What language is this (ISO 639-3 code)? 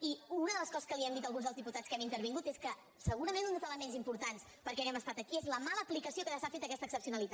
cat